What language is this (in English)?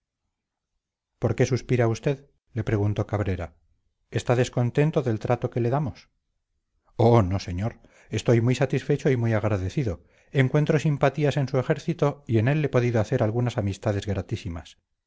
Spanish